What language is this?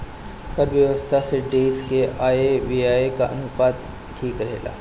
Bhojpuri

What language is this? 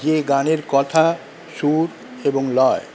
Bangla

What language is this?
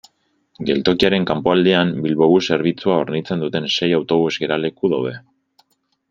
Basque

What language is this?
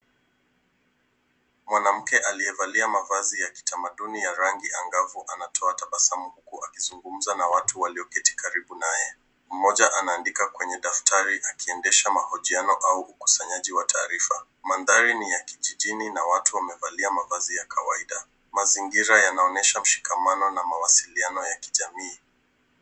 Swahili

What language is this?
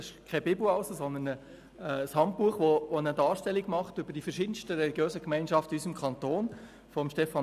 Swiss German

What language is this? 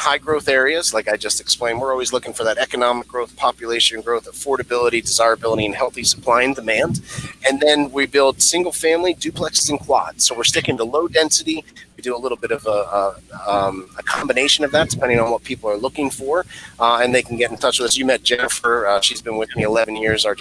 English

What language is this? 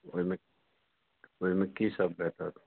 Maithili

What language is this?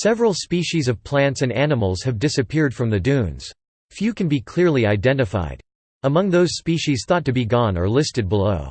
English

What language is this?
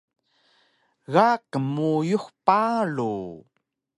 Taroko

